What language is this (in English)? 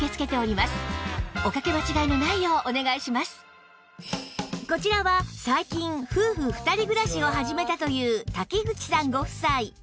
Japanese